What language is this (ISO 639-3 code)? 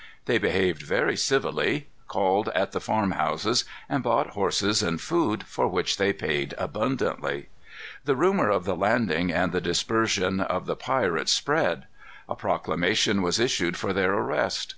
eng